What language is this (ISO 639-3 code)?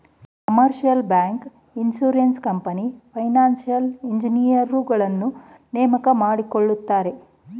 kan